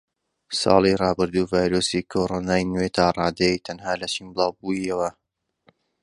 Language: Central Kurdish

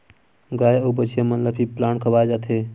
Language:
Chhattisgarhi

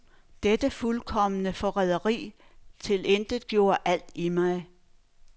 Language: Danish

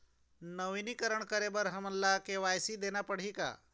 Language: Chhattisgarhi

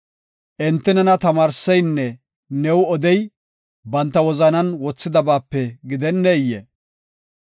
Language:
Gofa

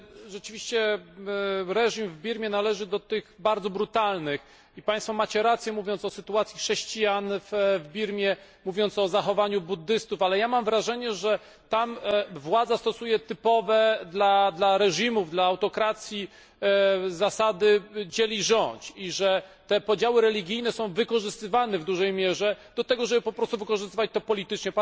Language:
Polish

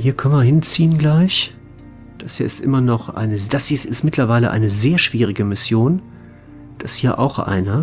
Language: German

